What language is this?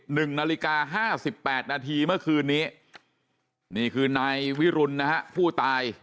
Thai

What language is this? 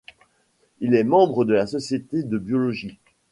French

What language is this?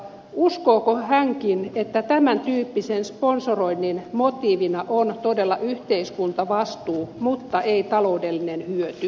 Finnish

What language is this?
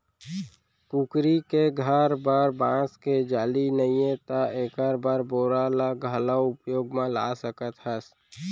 Chhattisgarhi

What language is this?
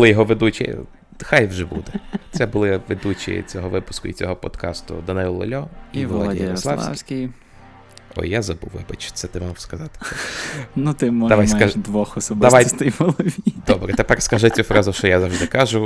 Ukrainian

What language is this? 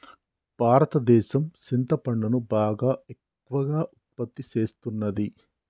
Telugu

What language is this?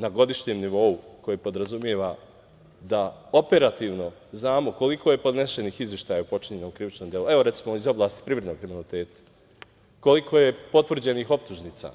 Serbian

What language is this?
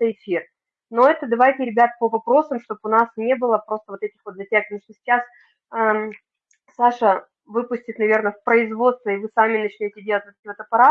Russian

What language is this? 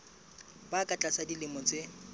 Southern Sotho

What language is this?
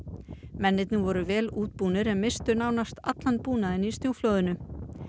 Icelandic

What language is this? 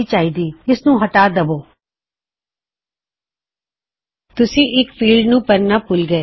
Punjabi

